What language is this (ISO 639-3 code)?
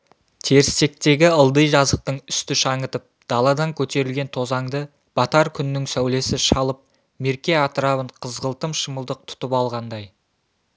kaz